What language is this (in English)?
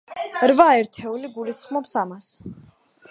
Georgian